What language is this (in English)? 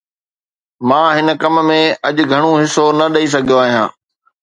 Sindhi